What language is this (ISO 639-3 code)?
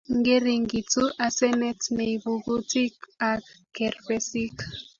kln